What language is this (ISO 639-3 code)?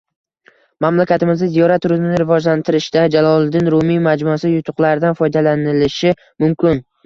uzb